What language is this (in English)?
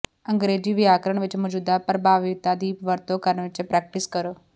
Punjabi